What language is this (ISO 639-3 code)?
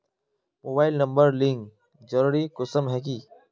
mag